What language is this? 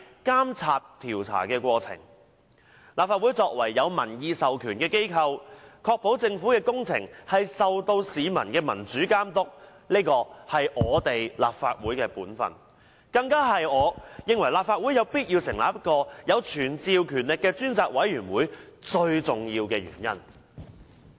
Cantonese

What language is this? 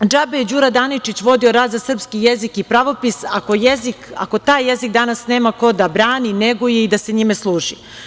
Serbian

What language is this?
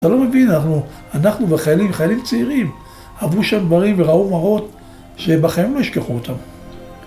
Hebrew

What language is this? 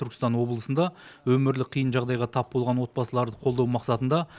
Kazakh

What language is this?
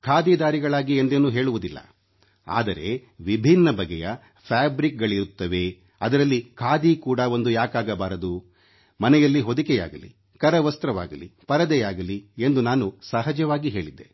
Kannada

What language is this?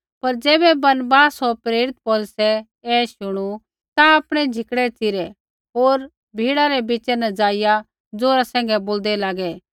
Kullu Pahari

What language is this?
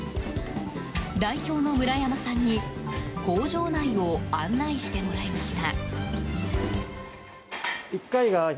Japanese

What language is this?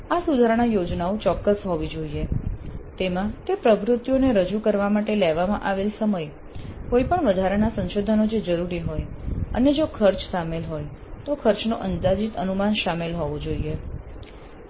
Gujarati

